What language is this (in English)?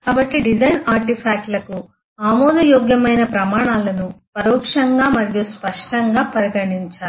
Telugu